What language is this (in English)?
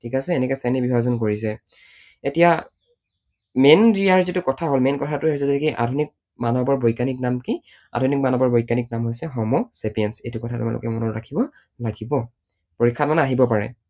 Assamese